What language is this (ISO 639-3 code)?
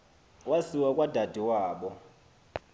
xho